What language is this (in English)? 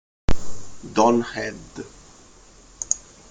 Italian